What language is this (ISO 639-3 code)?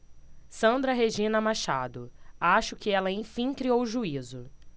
por